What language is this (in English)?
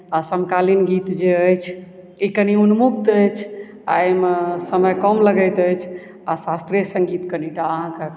Maithili